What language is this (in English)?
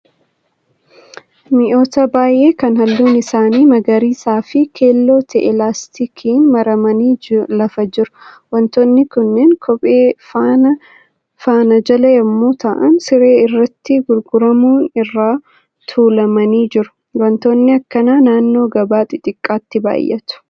Oromo